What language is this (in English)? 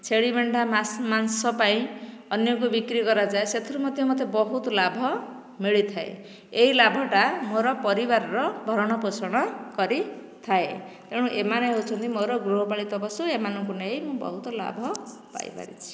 Odia